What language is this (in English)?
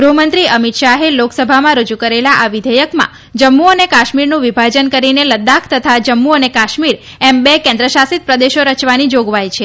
Gujarati